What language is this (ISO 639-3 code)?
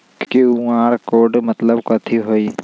mag